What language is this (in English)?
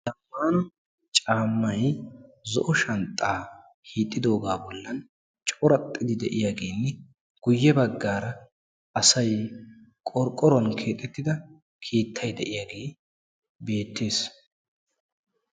Wolaytta